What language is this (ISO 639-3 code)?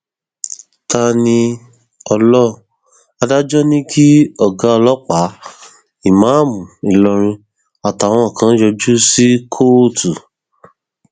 yor